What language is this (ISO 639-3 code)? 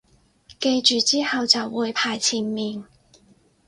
yue